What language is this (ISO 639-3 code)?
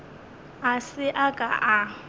nso